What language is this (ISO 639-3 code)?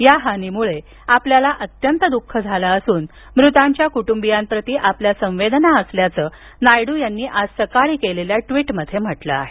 mar